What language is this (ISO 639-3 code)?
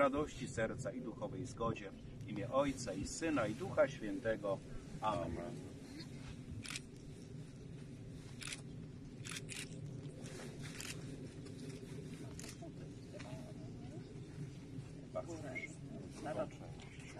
pol